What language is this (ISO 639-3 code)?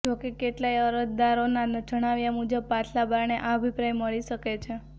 guj